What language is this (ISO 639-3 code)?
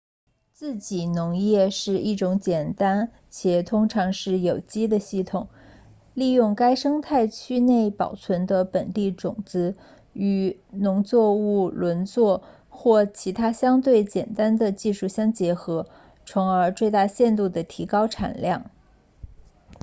zho